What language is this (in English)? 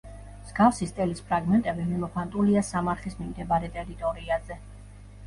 Georgian